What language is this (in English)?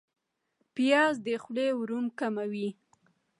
Pashto